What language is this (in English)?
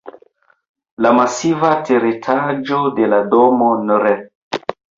Esperanto